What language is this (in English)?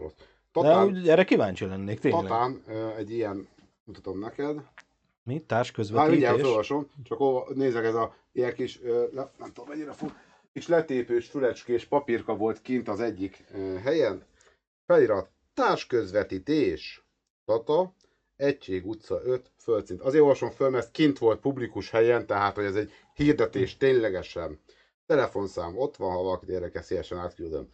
Hungarian